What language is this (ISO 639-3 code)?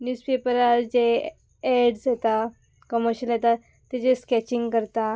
kok